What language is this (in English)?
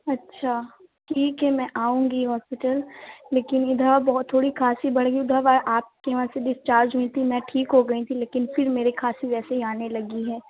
Urdu